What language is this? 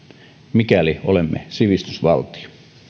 Finnish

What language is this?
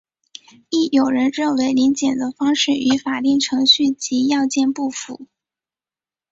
Chinese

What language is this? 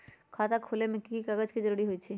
Magahi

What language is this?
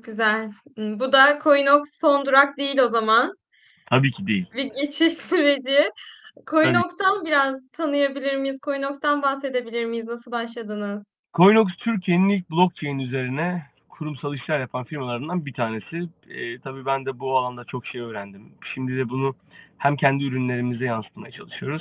Turkish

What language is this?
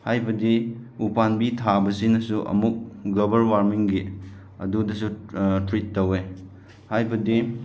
Manipuri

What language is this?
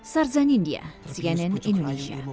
Indonesian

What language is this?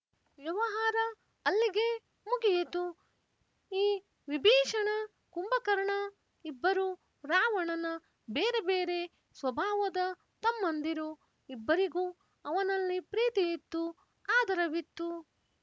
Kannada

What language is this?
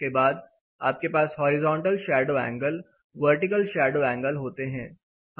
Hindi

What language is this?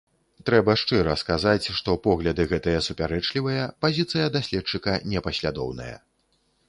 Belarusian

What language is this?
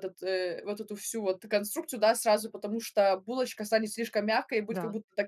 Russian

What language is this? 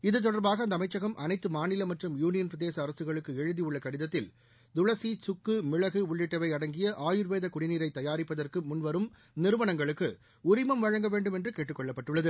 Tamil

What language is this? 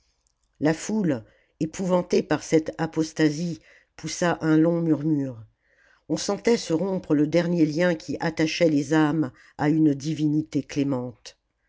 French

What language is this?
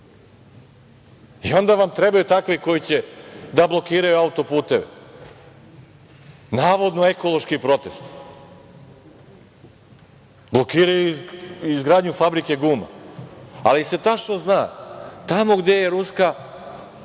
Serbian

